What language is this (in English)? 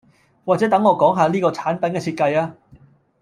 Cantonese